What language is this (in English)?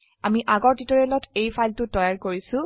Assamese